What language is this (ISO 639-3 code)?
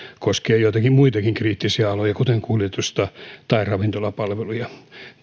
fin